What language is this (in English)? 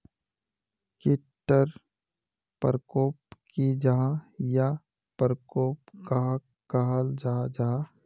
Magahi